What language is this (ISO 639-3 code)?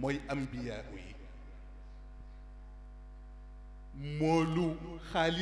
ara